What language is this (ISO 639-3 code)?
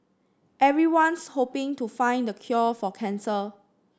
eng